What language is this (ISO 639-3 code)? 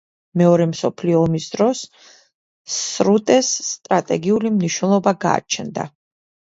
kat